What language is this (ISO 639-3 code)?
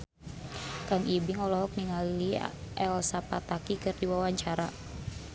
sun